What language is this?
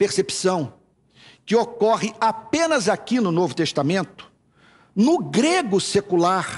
Portuguese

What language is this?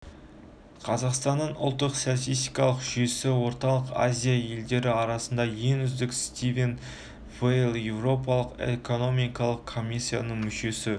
Kazakh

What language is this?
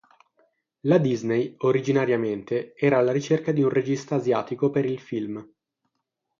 Italian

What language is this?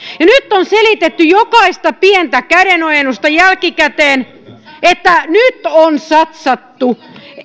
Finnish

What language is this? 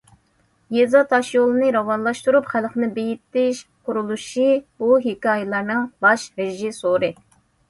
Uyghur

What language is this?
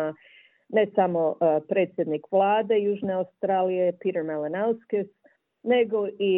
Croatian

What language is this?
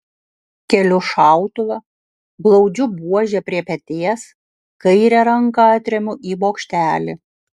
Lithuanian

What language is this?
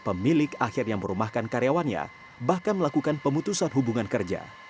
Indonesian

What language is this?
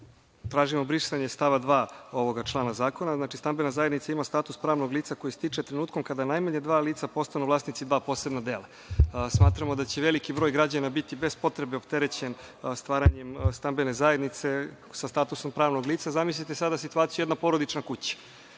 Serbian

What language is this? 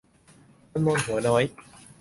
Thai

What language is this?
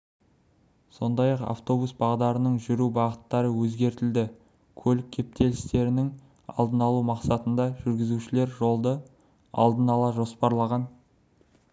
Kazakh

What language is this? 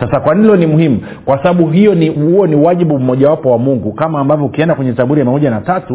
Swahili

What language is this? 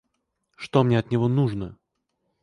Russian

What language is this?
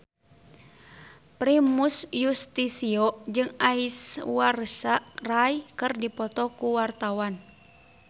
Sundanese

